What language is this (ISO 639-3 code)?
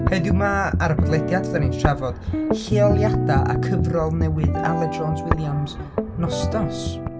cym